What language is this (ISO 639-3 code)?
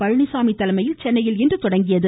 tam